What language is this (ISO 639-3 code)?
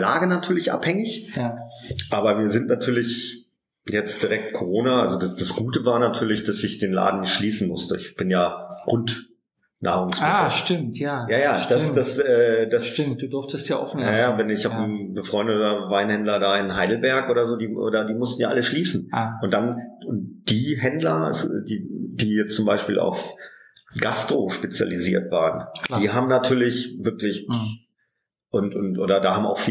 deu